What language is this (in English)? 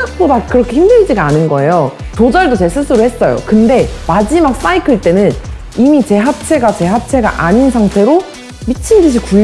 Korean